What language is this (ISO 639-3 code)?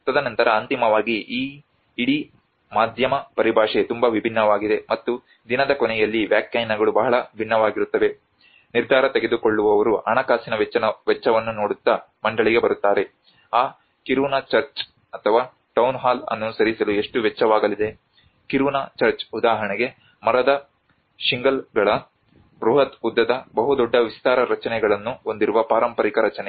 kan